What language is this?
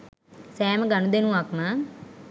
Sinhala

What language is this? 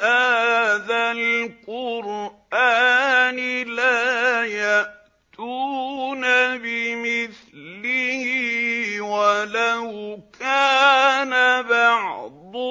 Arabic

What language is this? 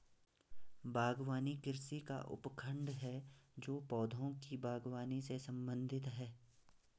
Hindi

